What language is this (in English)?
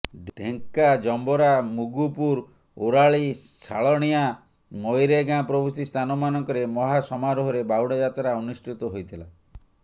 Odia